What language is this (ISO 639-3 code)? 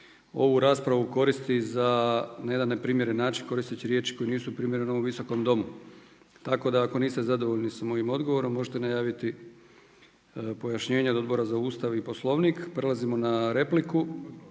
hrv